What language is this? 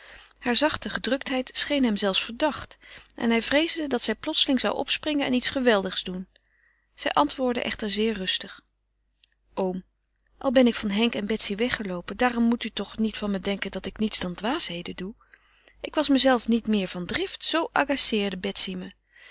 Dutch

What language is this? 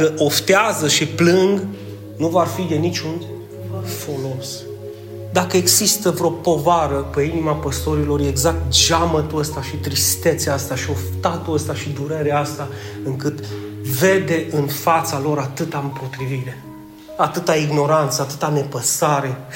Romanian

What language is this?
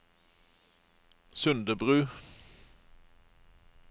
Norwegian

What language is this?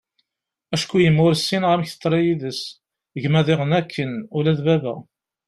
Kabyle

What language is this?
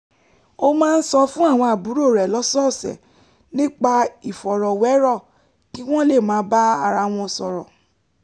Yoruba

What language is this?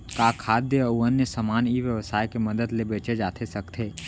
Chhattisgarhi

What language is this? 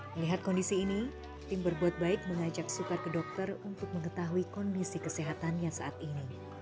Indonesian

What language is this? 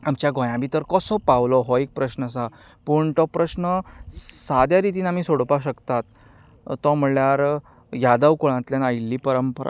Konkani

